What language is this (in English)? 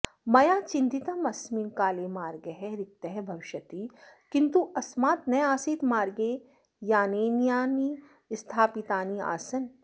Sanskrit